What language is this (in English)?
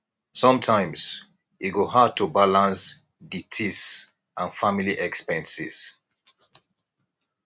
Nigerian Pidgin